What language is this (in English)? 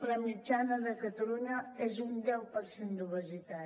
Catalan